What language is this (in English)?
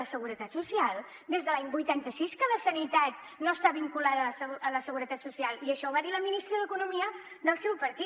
Catalan